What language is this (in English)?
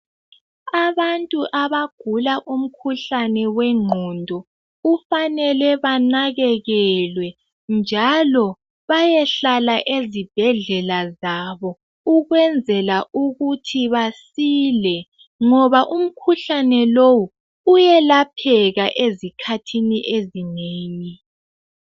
North Ndebele